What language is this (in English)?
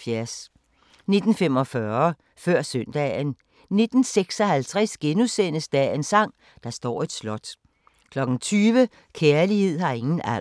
Danish